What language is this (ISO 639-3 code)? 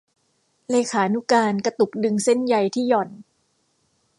tha